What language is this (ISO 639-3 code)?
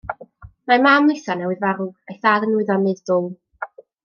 cym